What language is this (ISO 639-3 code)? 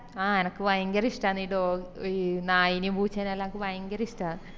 mal